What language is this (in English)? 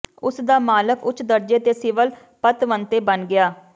Punjabi